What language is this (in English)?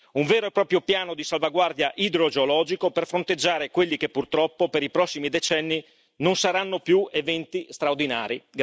Italian